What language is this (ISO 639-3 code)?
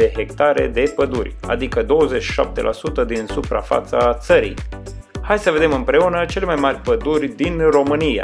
ron